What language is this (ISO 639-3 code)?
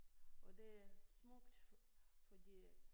dan